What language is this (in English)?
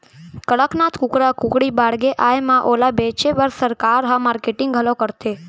Chhattisgarhi